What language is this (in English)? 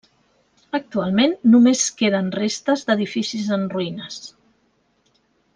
Catalan